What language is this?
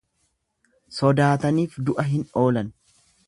Oromo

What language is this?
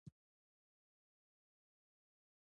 Pashto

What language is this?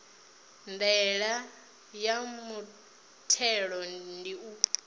Venda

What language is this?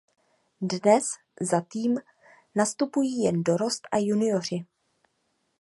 Czech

